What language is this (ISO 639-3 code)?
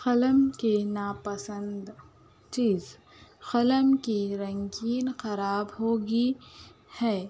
urd